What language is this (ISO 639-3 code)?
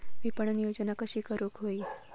mar